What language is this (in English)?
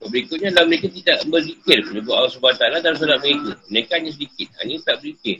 Malay